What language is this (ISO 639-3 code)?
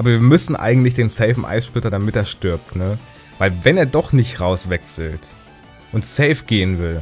deu